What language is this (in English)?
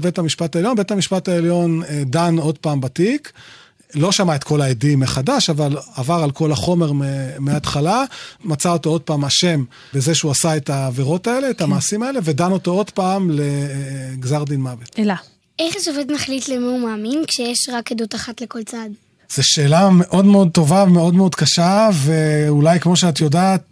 Hebrew